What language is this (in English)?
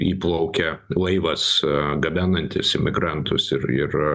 Lithuanian